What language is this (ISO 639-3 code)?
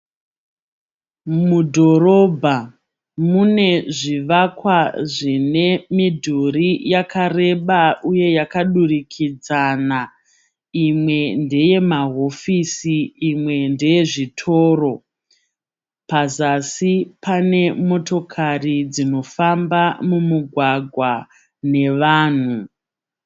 sna